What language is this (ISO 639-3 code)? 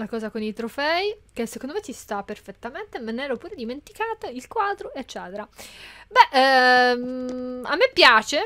ita